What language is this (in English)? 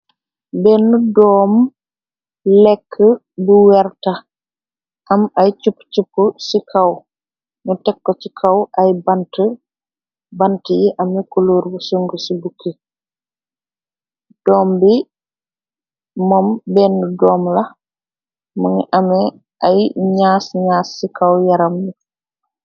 Wolof